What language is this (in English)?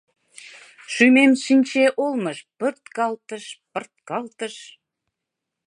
Mari